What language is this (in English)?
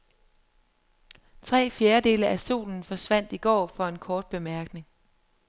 Danish